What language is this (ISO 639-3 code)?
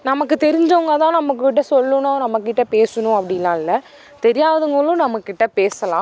tam